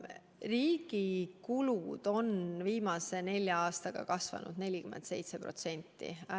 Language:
Estonian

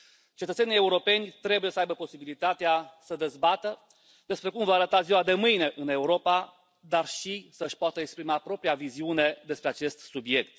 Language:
Romanian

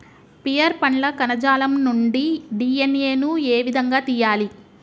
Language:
Telugu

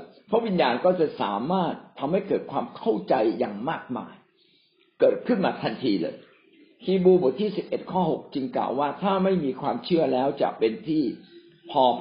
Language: Thai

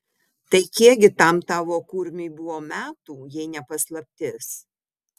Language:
Lithuanian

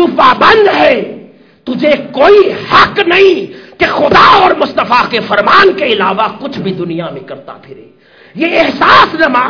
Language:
Urdu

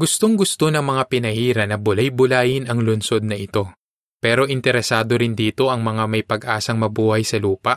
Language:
Filipino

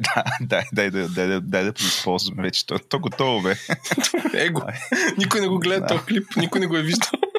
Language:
Bulgarian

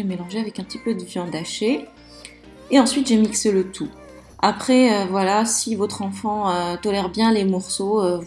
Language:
French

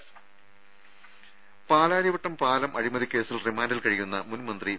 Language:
Malayalam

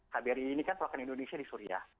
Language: Indonesian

